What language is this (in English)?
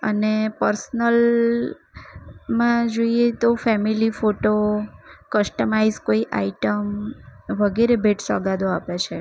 Gujarati